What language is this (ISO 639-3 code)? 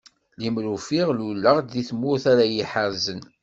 kab